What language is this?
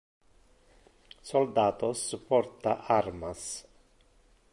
Interlingua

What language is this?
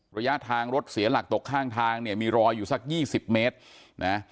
Thai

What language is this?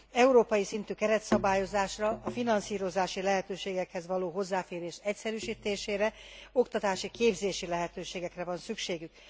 Hungarian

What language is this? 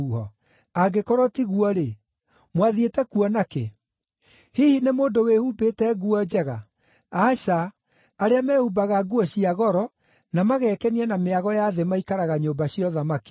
Kikuyu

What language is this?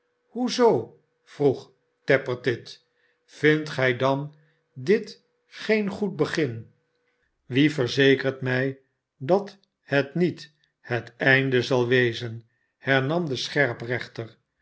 Dutch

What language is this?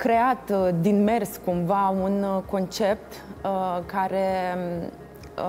Romanian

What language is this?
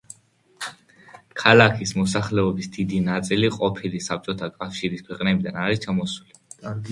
Georgian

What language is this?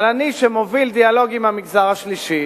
Hebrew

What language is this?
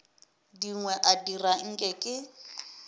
Northern Sotho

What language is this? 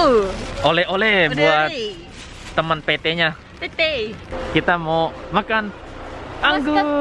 Indonesian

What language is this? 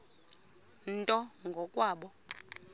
Xhosa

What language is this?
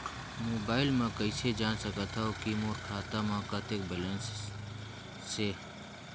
Chhattisgarhi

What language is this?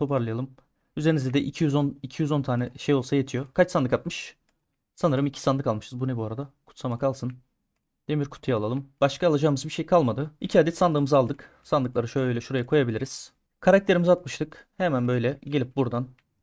Turkish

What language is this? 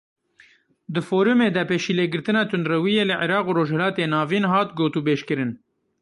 Kurdish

